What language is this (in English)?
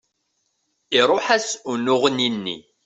Kabyle